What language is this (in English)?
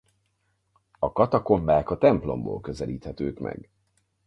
Hungarian